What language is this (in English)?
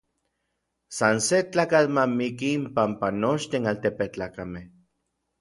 Orizaba Nahuatl